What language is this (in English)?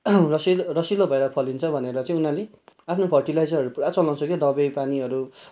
Nepali